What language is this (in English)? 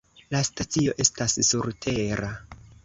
Esperanto